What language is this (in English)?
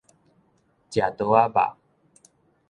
Min Nan Chinese